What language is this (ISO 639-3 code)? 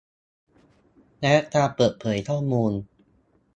tha